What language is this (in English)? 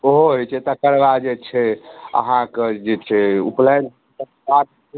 Maithili